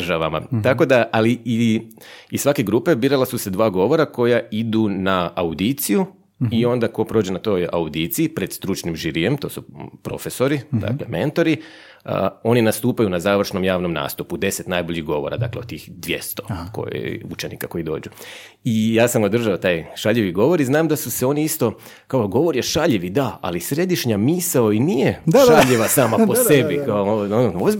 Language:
Croatian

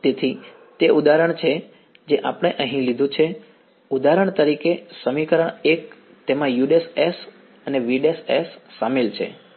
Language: Gujarati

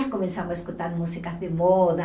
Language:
Portuguese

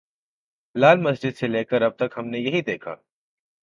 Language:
Urdu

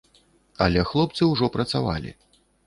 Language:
Belarusian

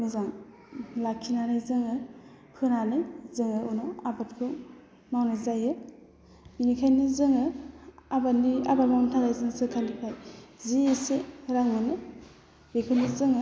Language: Bodo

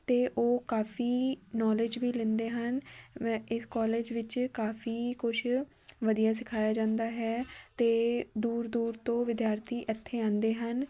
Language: Punjabi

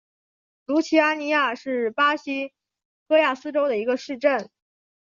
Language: Chinese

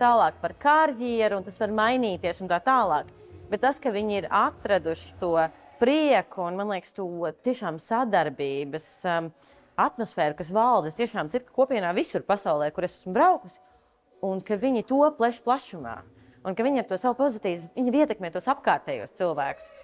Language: Latvian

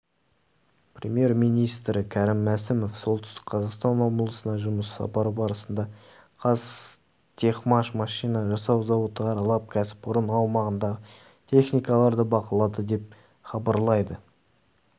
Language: Kazakh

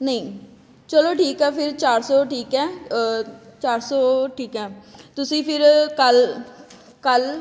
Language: Punjabi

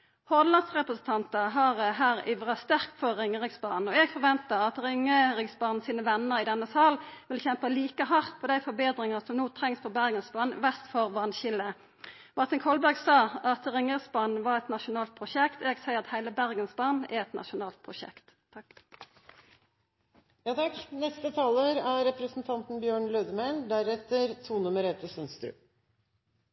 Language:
Norwegian Nynorsk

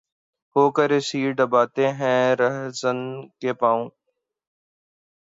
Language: Urdu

